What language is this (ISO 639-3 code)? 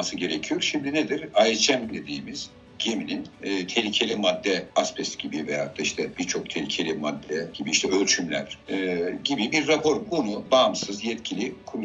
tur